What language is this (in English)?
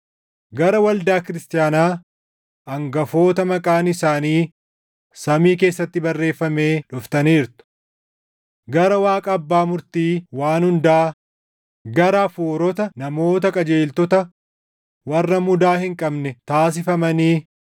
Oromo